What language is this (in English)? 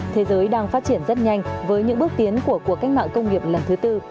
Vietnamese